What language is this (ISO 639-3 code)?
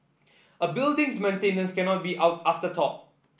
eng